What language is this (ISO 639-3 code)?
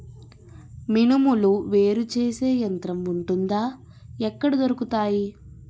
tel